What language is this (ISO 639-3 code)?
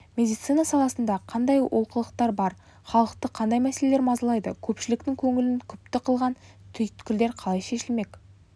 kaz